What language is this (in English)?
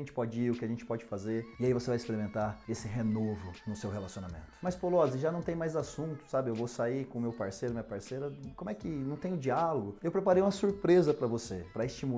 Portuguese